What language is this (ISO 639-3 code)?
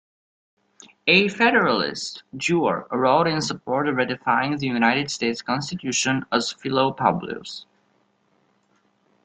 eng